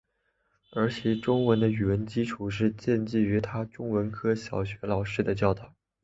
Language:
Chinese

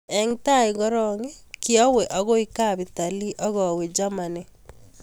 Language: Kalenjin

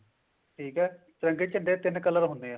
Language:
Punjabi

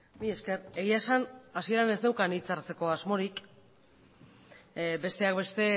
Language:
Basque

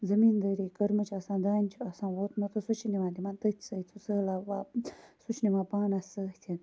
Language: Kashmiri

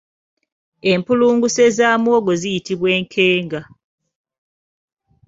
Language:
Ganda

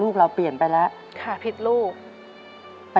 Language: Thai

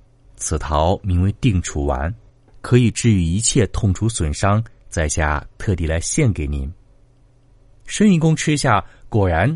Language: Chinese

